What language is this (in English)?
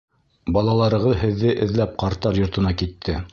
Bashkir